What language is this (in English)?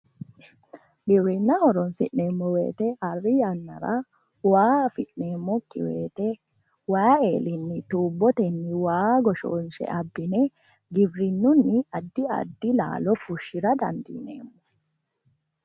Sidamo